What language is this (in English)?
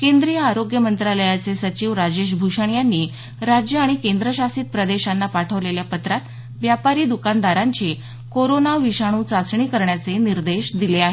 Marathi